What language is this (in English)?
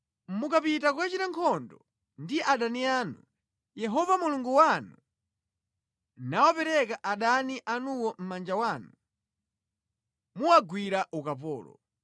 Nyanja